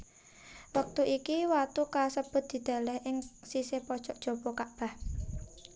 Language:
Javanese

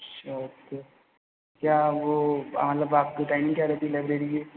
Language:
Hindi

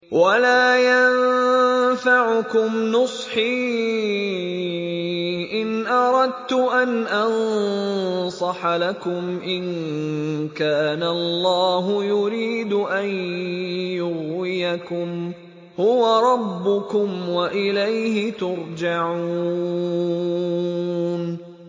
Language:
Arabic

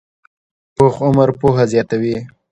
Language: Pashto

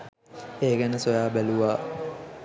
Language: Sinhala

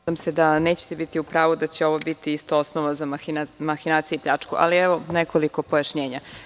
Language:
Serbian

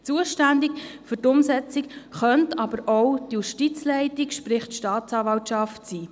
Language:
Swiss German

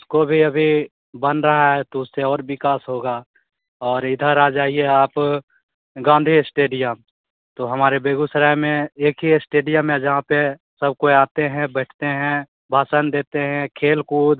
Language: Hindi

